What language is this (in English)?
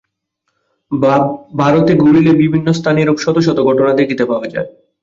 Bangla